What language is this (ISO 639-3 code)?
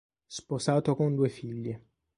ita